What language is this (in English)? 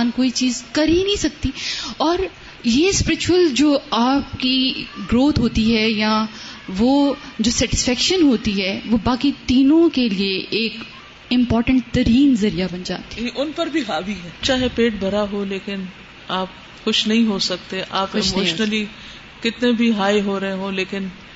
Urdu